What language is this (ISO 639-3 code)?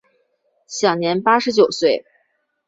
zho